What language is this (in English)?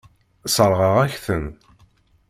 Kabyle